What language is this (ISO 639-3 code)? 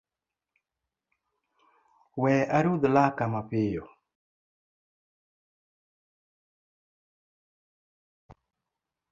luo